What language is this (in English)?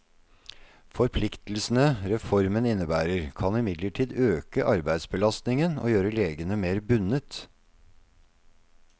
Norwegian